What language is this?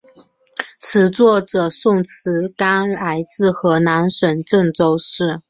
Chinese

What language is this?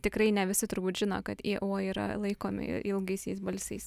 Lithuanian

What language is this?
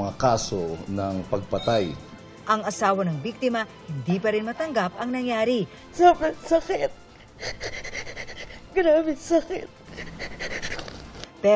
Filipino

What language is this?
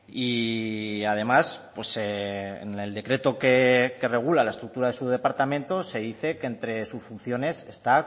Spanish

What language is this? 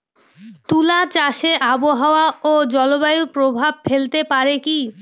Bangla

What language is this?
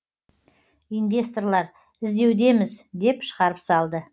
Kazakh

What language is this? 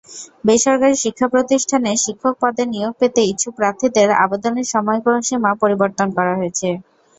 Bangla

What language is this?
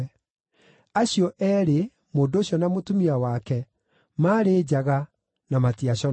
Kikuyu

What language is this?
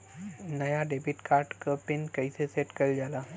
Bhojpuri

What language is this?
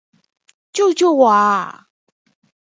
Chinese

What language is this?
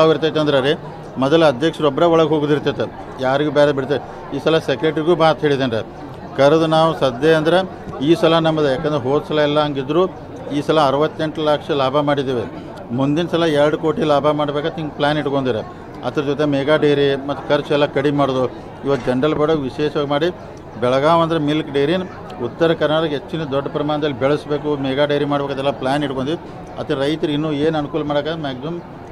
Kannada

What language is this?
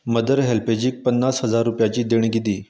Konkani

